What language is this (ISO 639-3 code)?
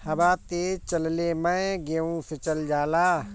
bho